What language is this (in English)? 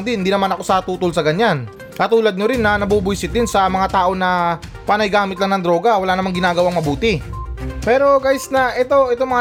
Filipino